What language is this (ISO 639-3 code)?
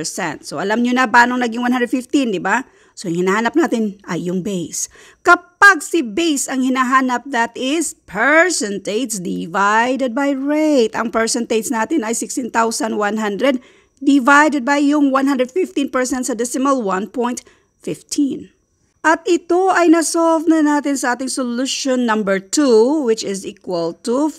fil